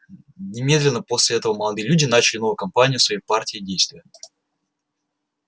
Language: Russian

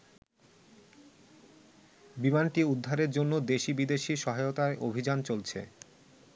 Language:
Bangla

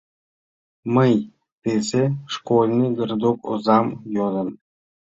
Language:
Mari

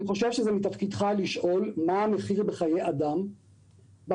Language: Hebrew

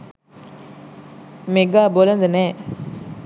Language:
Sinhala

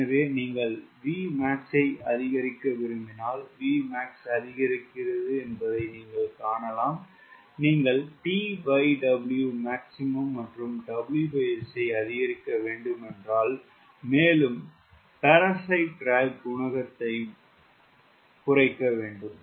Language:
Tamil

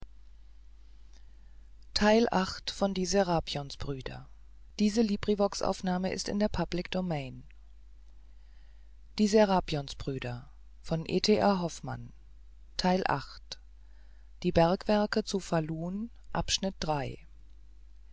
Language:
German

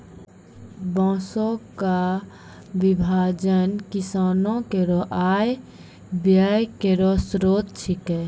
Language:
Maithili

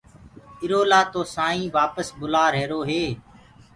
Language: Gurgula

